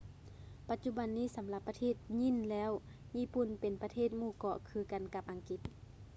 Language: Lao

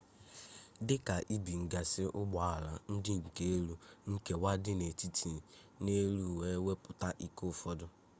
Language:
Igbo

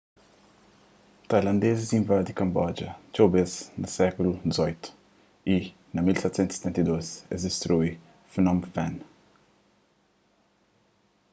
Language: Kabuverdianu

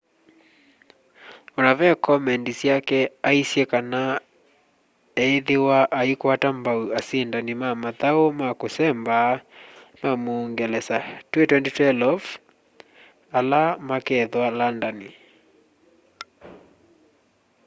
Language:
Kamba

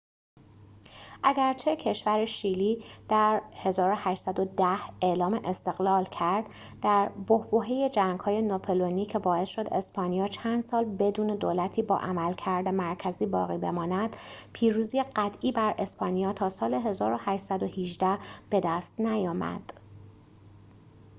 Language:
Persian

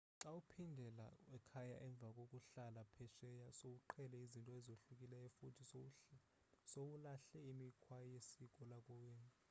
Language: Xhosa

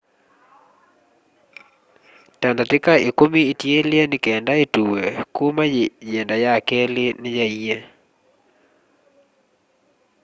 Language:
Kamba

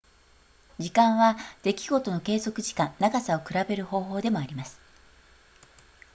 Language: Japanese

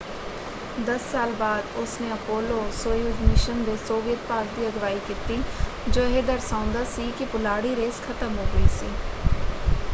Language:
Punjabi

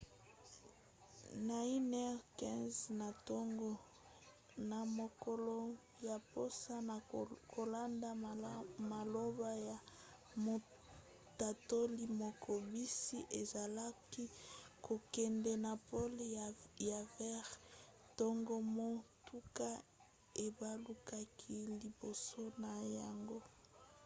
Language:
Lingala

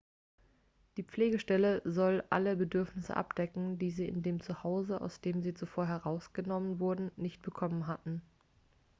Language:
German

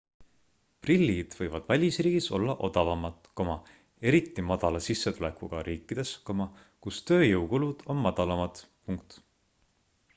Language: Estonian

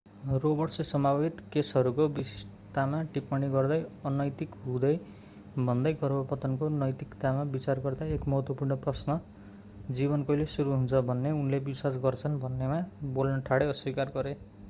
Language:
Nepali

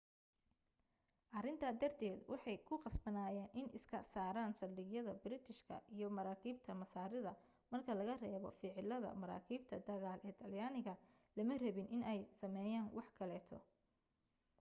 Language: Somali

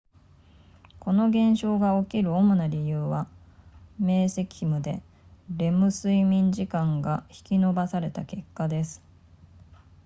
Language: Japanese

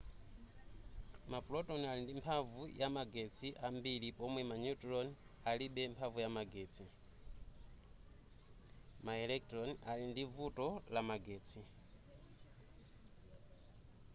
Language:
Nyanja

